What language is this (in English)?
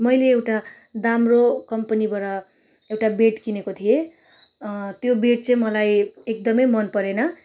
Nepali